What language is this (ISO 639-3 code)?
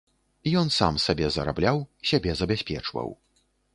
bel